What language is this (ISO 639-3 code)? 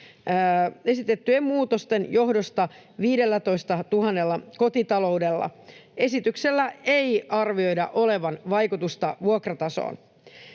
fin